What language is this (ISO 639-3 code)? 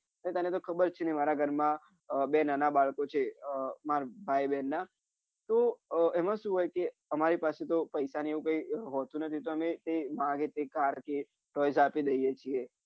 guj